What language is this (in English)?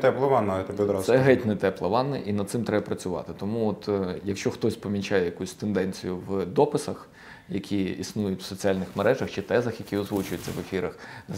Ukrainian